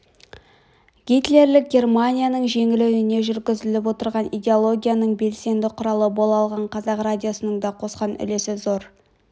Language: Kazakh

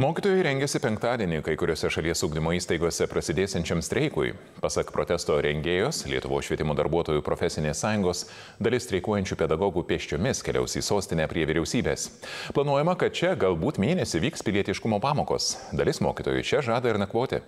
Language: Lithuanian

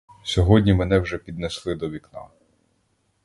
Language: Ukrainian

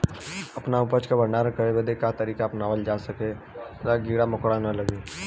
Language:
Bhojpuri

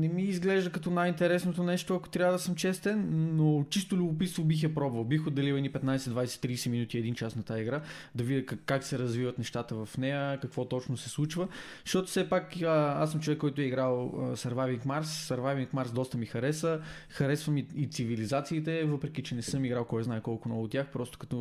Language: Bulgarian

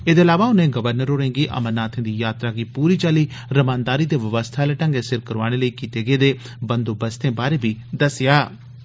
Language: Dogri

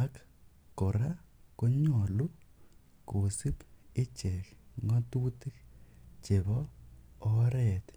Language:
Kalenjin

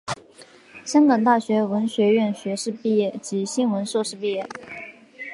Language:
Chinese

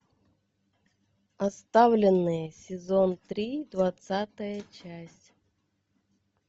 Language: Russian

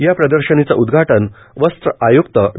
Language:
Marathi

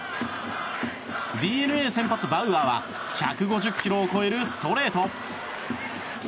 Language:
Japanese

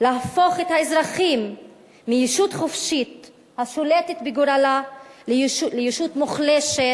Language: Hebrew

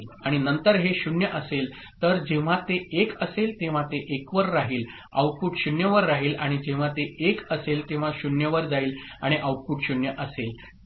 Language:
Marathi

